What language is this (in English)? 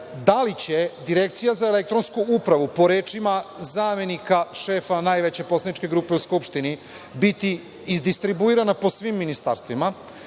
Serbian